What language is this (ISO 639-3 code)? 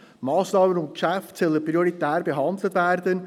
gsw